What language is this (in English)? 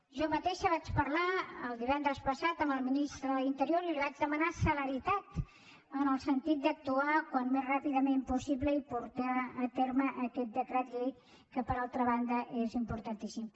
Catalan